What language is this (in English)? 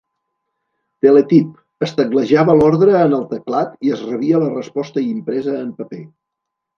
Catalan